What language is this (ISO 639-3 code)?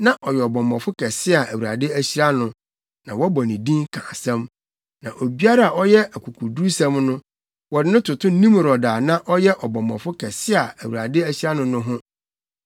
aka